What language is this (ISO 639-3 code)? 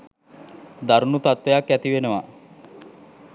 sin